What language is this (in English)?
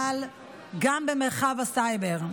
Hebrew